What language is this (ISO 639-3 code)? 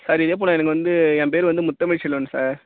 tam